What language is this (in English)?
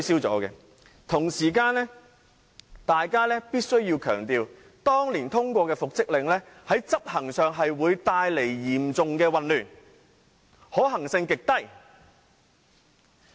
Cantonese